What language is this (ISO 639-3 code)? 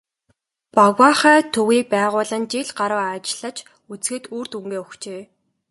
mon